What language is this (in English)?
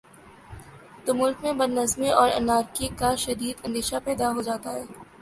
Urdu